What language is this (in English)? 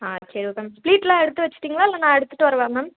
Tamil